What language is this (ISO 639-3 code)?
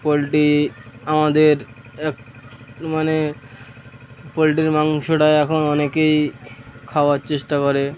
ben